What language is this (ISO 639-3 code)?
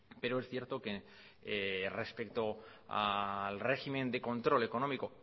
spa